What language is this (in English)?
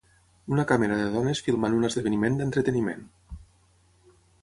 Catalan